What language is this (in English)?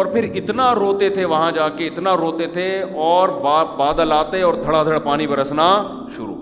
Urdu